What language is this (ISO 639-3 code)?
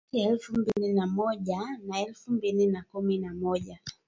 swa